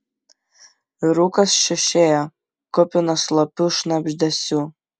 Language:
Lithuanian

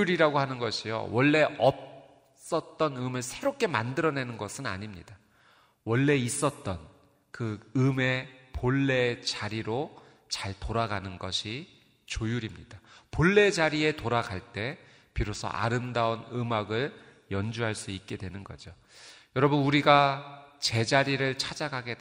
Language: Korean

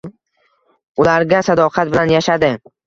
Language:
Uzbek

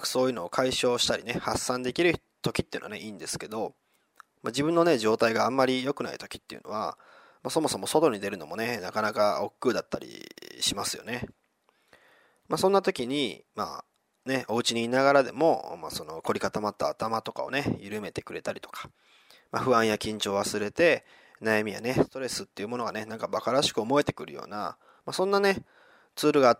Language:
Japanese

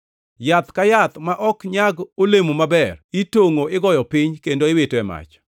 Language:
Luo (Kenya and Tanzania)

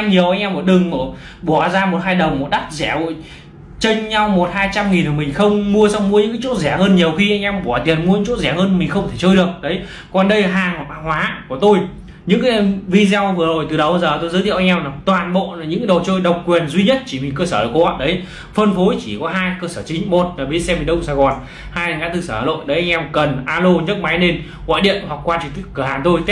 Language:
Vietnamese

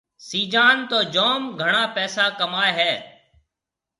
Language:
Marwari (Pakistan)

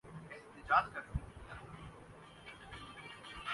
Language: Urdu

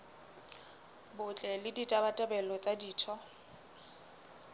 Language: Southern Sotho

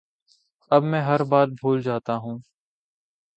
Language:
Urdu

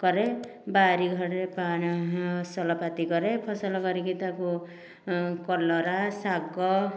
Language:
Odia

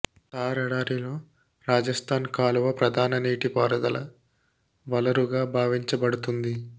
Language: Telugu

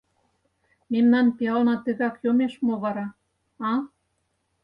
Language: Mari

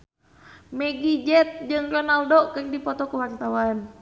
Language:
Sundanese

